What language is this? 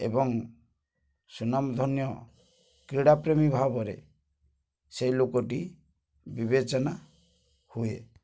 Odia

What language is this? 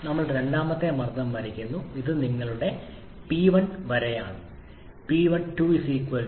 Malayalam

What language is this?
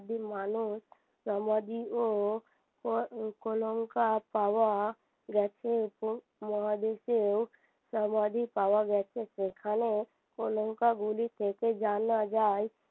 Bangla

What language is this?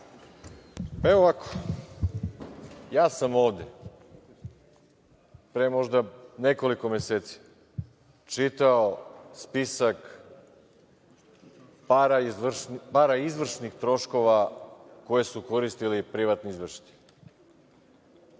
Serbian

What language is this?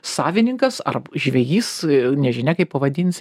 Lithuanian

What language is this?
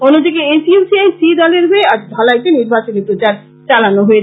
Bangla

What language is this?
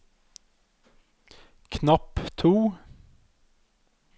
Norwegian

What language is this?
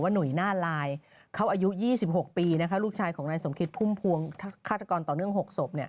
Thai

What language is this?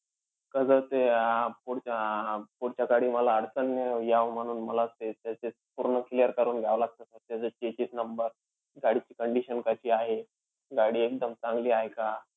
Marathi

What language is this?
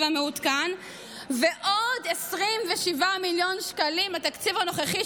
Hebrew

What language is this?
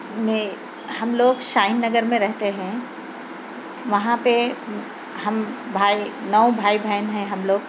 Urdu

